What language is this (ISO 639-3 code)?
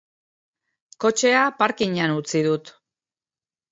eus